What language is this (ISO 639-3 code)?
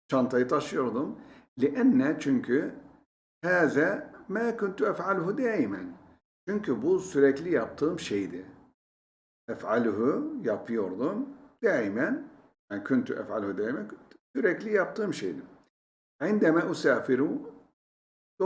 tur